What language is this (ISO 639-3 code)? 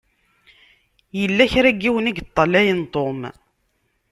kab